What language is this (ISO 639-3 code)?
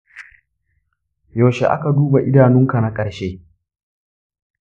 hau